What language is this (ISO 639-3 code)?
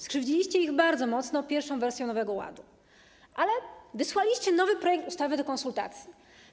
pol